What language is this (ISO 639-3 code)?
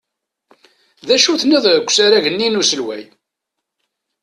kab